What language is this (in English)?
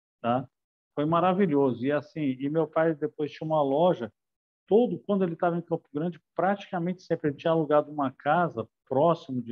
Portuguese